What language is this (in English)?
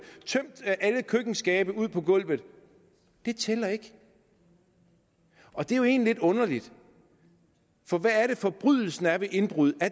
Danish